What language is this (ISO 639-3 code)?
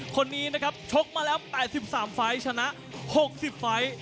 tha